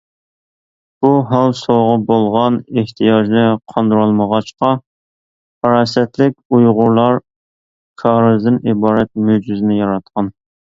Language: Uyghur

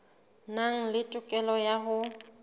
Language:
Southern Sotho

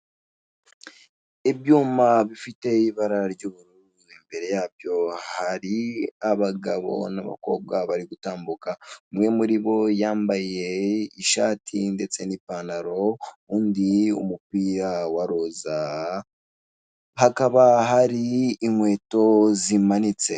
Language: Kinyarwanda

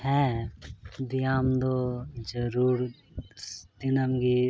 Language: Santali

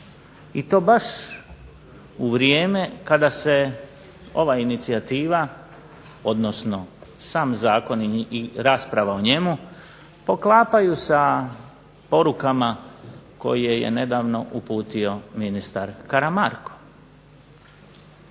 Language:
Croatian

